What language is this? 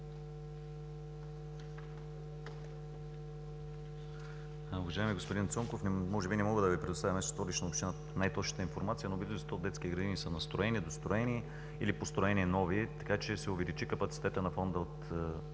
Bulgarian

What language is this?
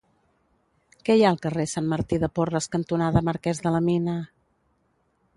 Catalan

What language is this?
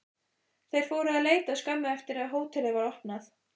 Icelandic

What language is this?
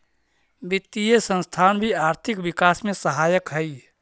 Magahi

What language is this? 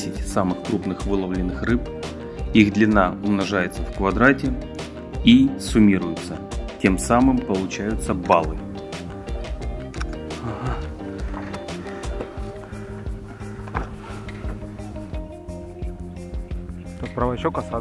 Russian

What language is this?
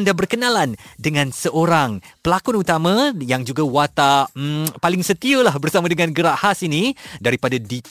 Malay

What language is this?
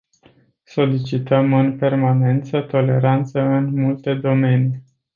Romanian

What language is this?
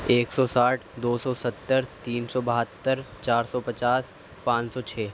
Urdu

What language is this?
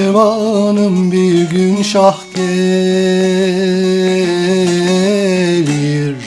Turkish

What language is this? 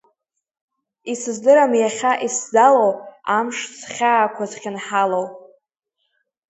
Abkhazian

